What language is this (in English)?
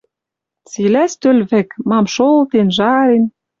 Western Mari